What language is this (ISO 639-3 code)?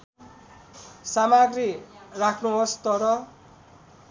nep